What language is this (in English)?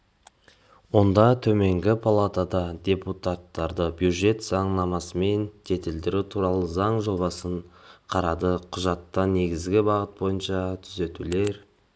Kazakh